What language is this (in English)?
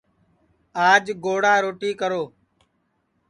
Sansi